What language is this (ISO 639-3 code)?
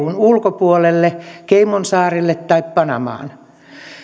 fin